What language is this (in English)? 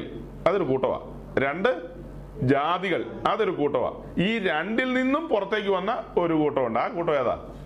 Malayalam